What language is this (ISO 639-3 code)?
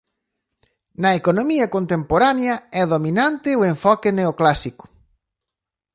glg